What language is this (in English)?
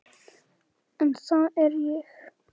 Icelandic